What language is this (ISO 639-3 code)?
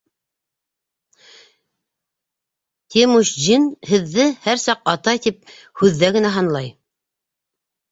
bak